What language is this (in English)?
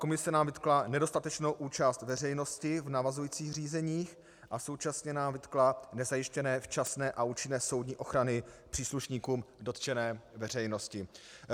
Czech